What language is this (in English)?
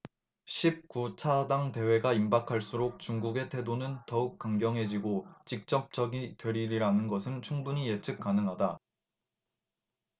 Korean